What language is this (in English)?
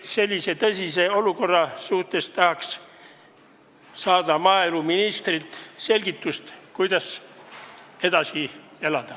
Estonian